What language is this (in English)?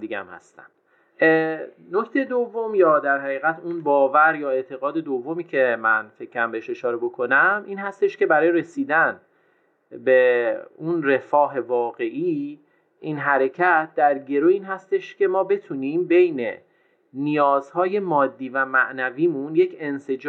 Persian